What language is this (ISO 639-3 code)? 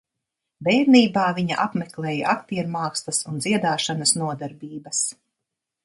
lav